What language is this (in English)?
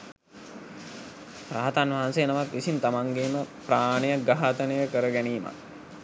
Sinhala